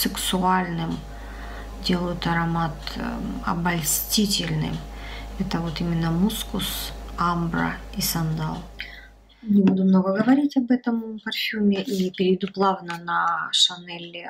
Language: Russian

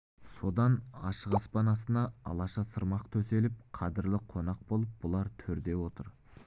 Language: Kazakh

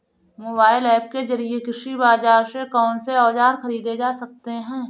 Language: Hindi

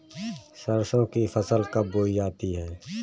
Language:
Hindi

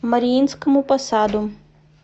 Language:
Russian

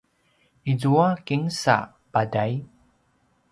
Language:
Paiwan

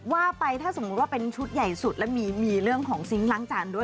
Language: Thai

